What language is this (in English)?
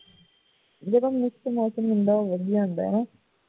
Punjabi